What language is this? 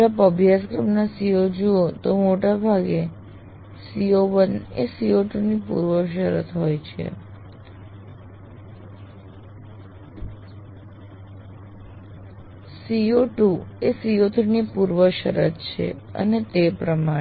Gujarati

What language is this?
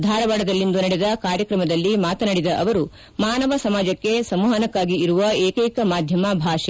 Kannada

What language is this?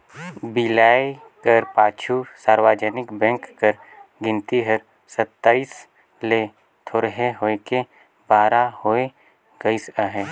Chhattisgarhi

